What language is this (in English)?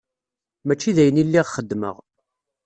Kabyle